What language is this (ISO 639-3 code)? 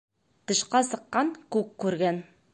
bak